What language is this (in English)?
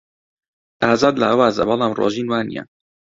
Central Kurdish